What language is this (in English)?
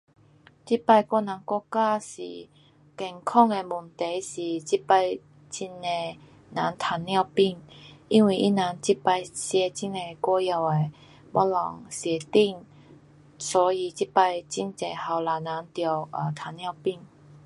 Pu-Xian Chinese